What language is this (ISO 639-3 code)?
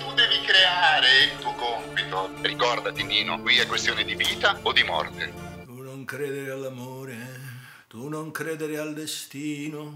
ita